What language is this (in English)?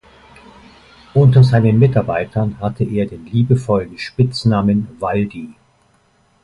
German